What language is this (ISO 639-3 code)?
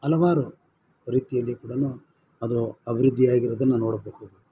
kan